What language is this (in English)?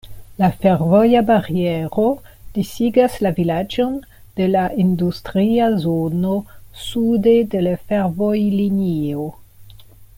Esperanto